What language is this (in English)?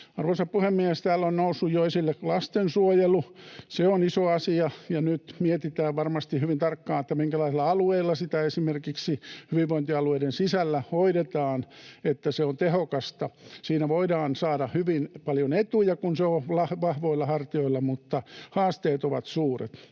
Finnish